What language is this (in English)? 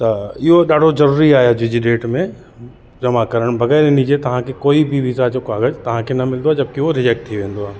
Sindhi